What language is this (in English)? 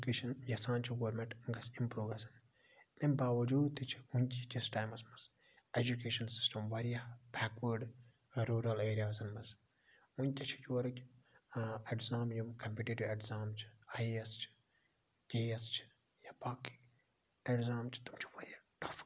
Kashmiri